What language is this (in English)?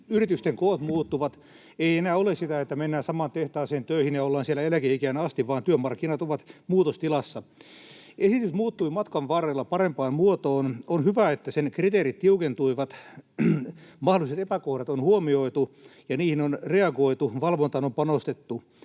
Finnish